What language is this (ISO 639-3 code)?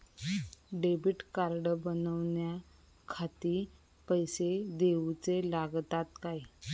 mar